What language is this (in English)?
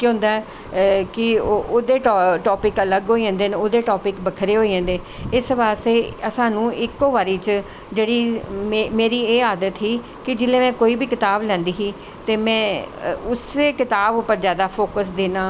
Dogri